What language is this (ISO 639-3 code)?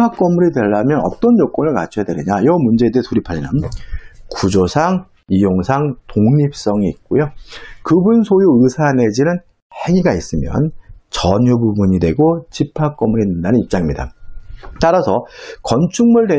kor